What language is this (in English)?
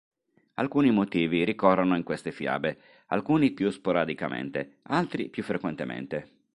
Italian